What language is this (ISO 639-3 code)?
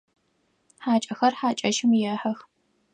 ady